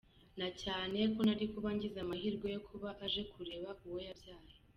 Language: Kinyarwanda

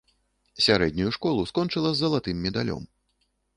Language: Belarusian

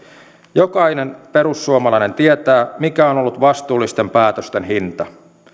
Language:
Finnish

